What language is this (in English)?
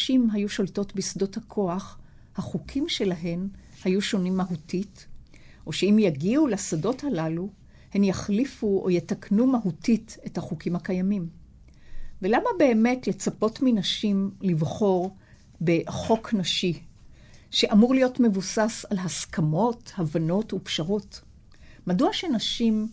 Hebrew